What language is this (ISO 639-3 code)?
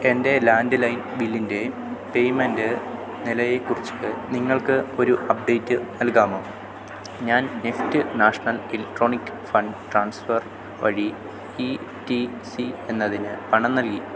mal